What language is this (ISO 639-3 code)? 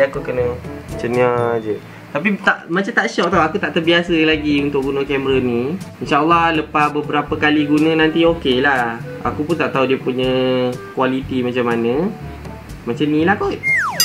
msa